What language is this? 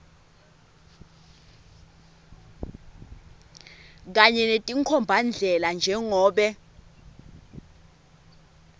Swati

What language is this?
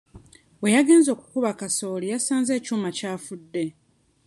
Ganda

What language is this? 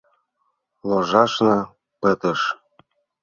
Mari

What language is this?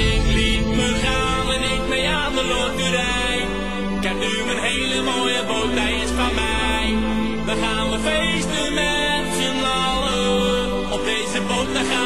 Dutch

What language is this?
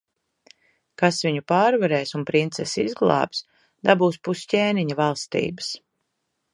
Latvian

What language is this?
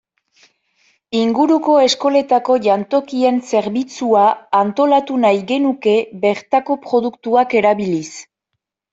Basque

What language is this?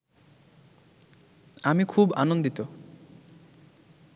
Bangla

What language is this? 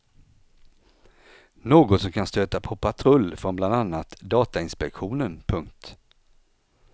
Swedish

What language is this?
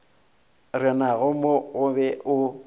Northern Sotho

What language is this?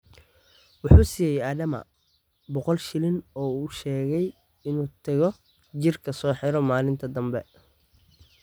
Somali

